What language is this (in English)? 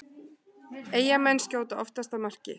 Icelandic